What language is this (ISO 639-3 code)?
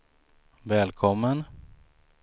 swe